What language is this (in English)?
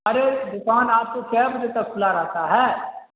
Urdu